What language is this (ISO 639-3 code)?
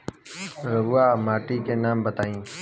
bho